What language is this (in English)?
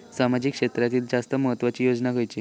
Marathi